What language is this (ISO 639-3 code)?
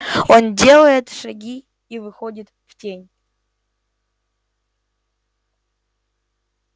rus